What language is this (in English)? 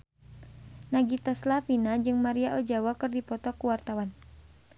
Sundanese